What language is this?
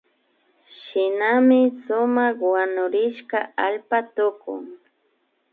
Imbabura Highland Quichua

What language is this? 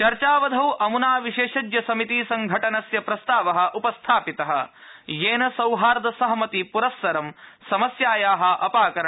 Sanskrit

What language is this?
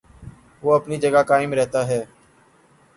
Urdu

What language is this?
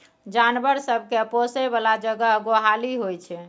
Maithili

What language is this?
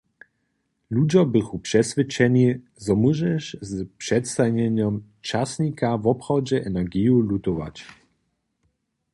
Upper Sorbian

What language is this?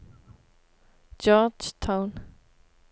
Norwegian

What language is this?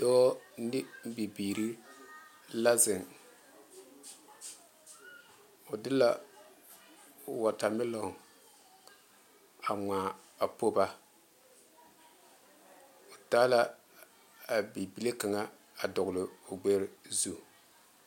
Southern Dagaare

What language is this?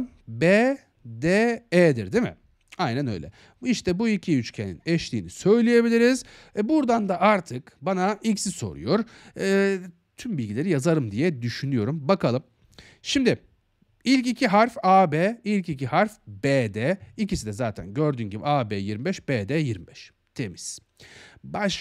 Turkish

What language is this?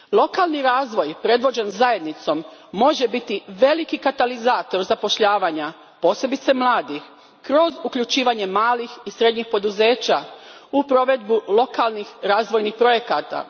Croatian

